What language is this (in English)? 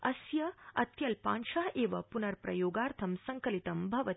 Sanskrit